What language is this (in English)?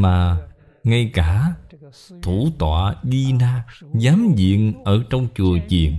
Vietnamese